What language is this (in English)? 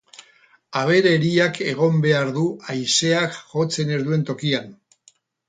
Basque